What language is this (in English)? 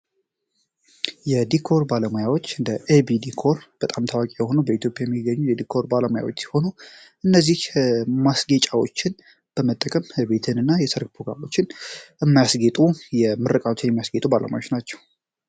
Amharic